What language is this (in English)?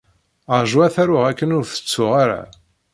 Kabyle